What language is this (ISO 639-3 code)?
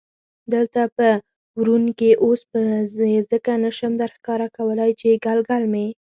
pus